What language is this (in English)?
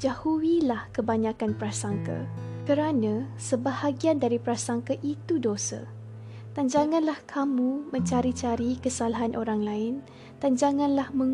Malay